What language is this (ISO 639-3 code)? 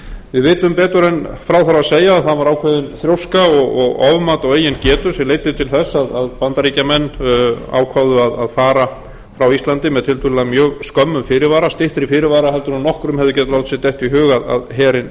isl